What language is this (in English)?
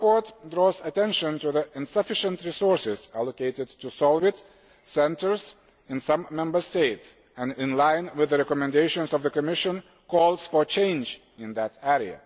English